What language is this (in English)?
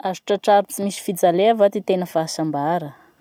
Masikoro Malagasy